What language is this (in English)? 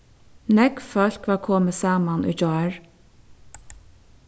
Faroese